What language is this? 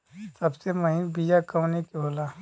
Bhojpuri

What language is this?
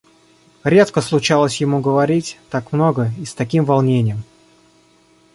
Russian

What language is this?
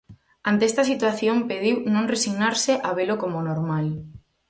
Galician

